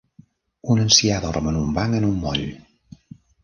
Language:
Catalan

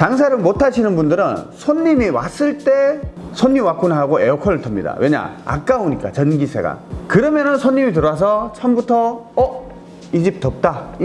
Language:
Korean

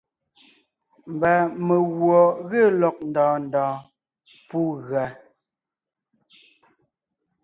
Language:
Ngiemboon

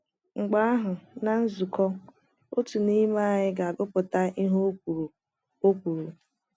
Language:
Igbo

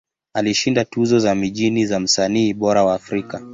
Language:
Swahili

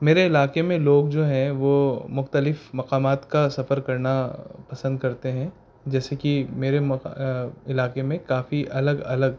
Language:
Urdu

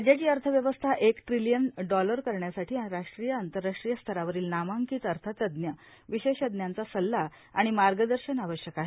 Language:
Marathi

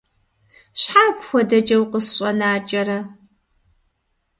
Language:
Kabardian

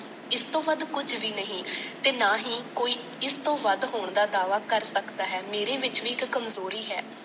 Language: Punjabi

